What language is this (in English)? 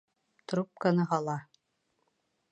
Bashkir